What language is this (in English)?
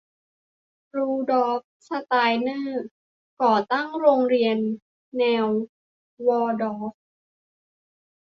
Thai